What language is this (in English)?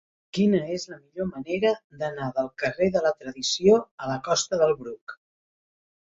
Catalan